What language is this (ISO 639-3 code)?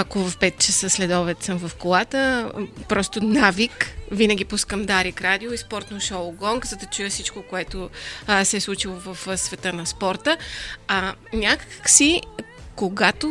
bul